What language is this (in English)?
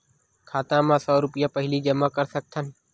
Chhattisgarhi